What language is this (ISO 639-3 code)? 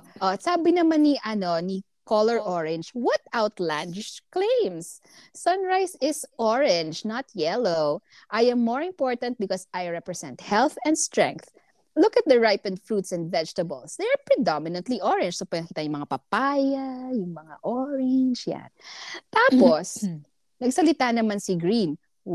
fil